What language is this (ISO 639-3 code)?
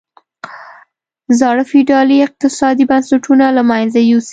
pus